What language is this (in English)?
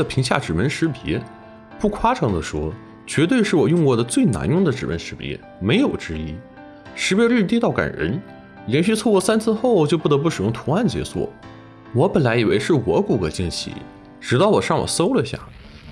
Chinese